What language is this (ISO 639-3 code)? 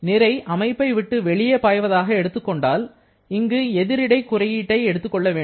tam